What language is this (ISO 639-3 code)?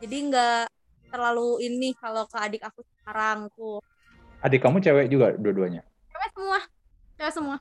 ind